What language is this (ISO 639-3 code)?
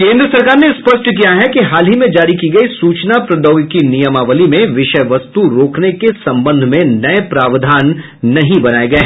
hin